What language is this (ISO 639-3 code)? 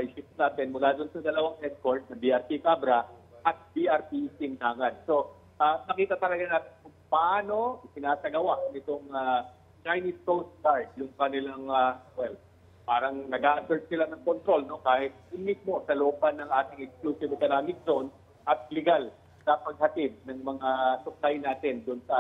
fil